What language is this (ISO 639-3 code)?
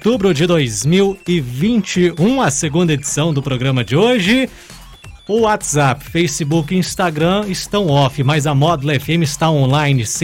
por